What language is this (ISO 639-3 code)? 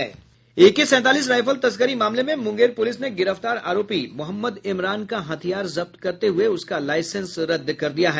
hin